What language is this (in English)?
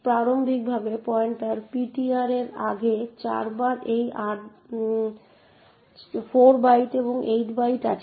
Bangla